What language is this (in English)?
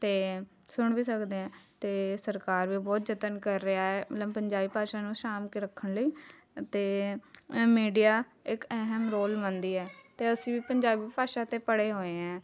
Punjabi